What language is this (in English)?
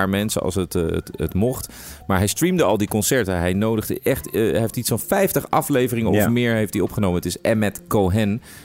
Dutch